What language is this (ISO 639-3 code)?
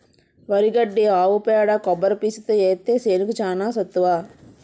tel